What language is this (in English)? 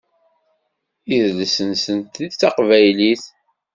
Kabyle